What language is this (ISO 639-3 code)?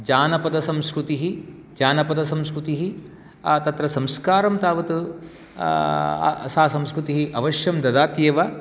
san